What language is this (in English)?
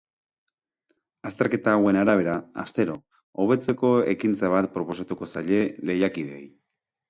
Basque